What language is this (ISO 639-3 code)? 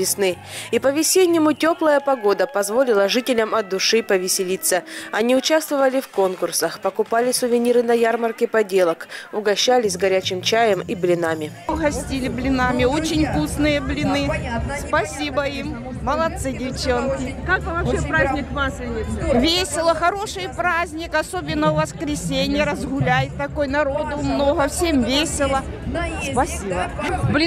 rus